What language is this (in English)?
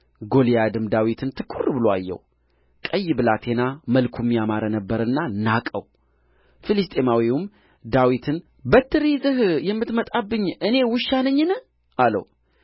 Amharic